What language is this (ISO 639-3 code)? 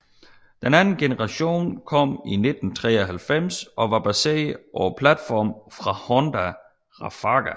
dan